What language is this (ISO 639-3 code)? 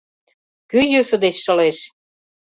chm